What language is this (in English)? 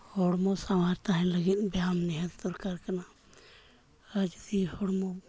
Santali